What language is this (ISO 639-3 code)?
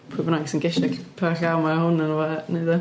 cym